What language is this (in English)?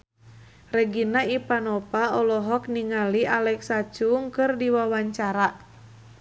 Sundanese